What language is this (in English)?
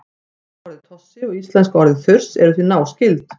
Icelandic